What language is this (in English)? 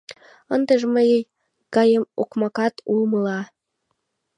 Mari